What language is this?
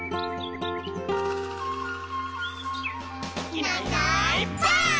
Japanese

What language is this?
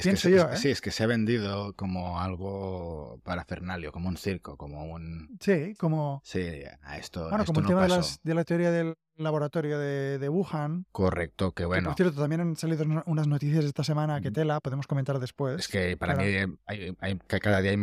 Spanish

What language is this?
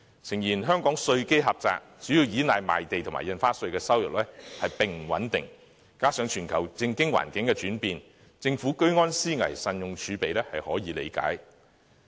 Cantonese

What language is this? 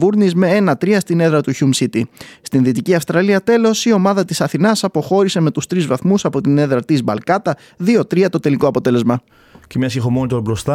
Greek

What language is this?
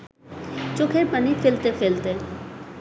Bangla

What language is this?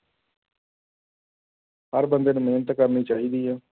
Punjabi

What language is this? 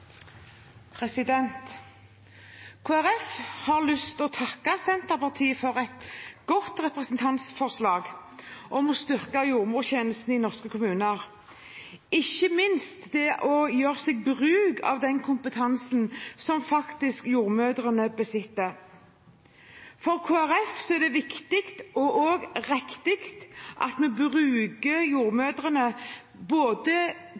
Norwegian Bokmål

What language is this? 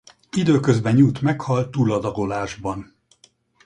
Hungarian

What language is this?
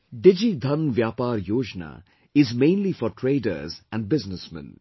English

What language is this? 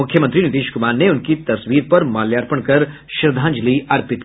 Hindi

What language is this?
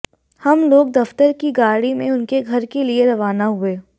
Hindi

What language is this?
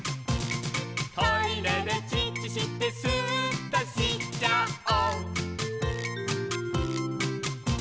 Japanese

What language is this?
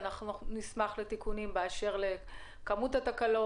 Hebrew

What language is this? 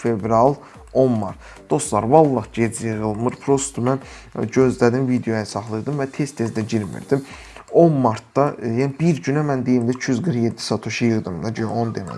Turkish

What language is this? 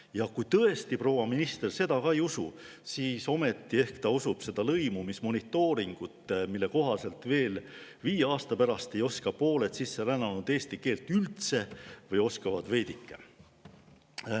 Estonian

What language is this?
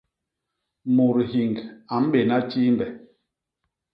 Basaa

